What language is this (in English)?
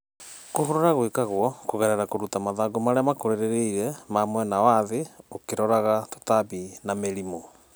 Kikuyu